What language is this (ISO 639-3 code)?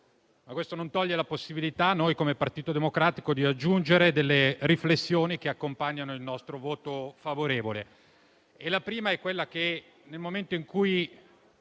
ita